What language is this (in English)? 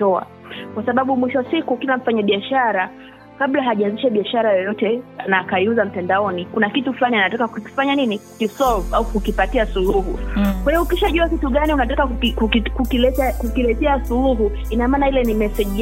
Swahili